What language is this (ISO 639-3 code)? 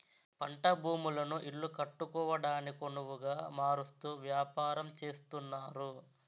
tel